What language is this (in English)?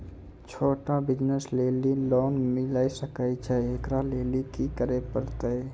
Maithili